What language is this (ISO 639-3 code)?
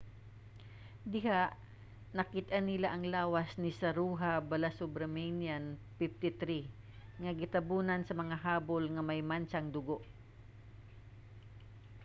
ceb